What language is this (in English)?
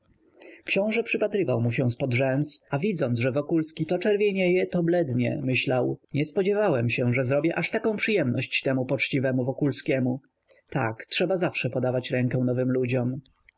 Polish